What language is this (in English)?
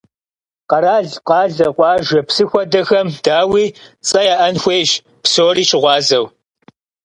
Kabardian